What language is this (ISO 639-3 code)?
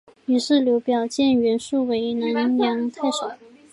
zho